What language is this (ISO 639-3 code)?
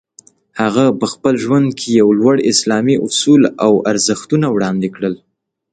pus